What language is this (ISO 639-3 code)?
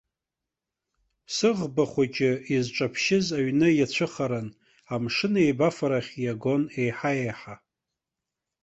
abk